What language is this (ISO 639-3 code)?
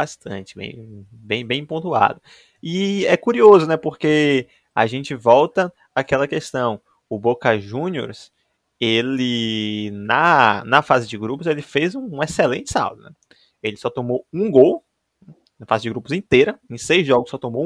por